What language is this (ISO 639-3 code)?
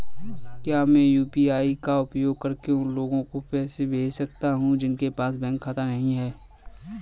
hin